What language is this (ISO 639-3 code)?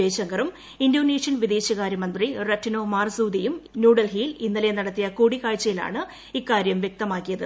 mal